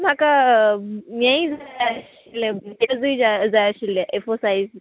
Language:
Konkani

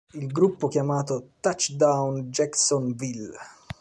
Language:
Italian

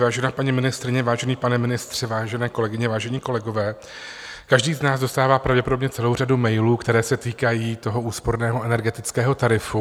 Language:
Czech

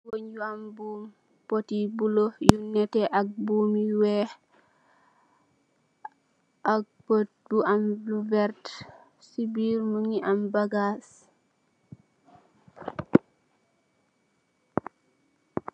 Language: Wolof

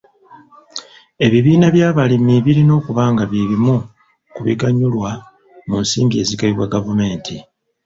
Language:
Ganda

